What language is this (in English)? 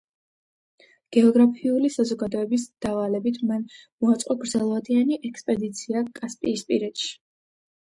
Georgian